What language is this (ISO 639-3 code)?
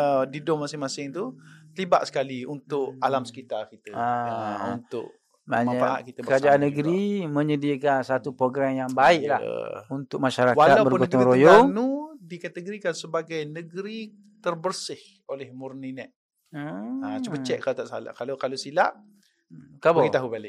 msa